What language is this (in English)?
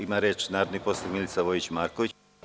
Serbian